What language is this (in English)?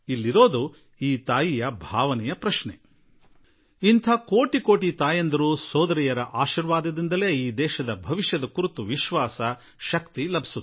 Kannada